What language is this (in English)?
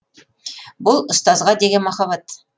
Kazakh